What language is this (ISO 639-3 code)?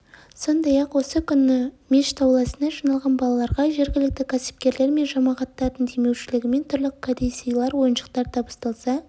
kaz